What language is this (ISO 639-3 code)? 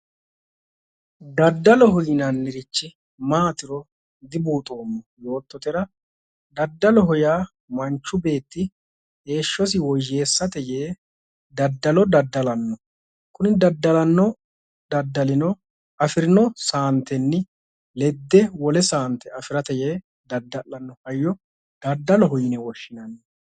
sid